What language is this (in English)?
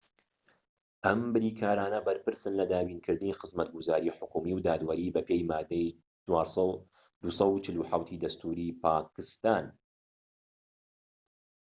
Central Kurdish